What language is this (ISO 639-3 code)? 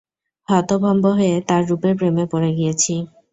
ben